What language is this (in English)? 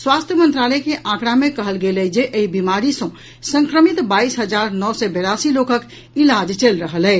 Maithili